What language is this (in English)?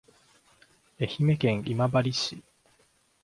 Japanese